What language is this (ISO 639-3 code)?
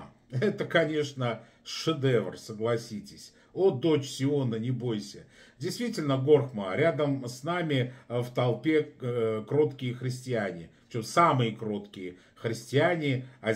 rus